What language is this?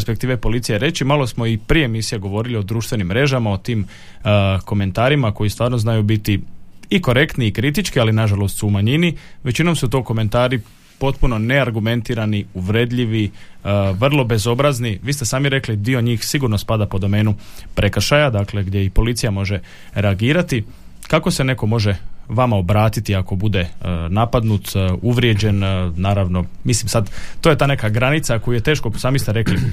Croatian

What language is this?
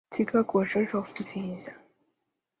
Chinese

